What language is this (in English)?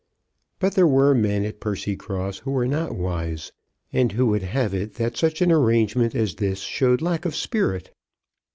English